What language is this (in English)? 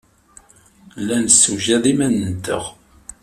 Kabyle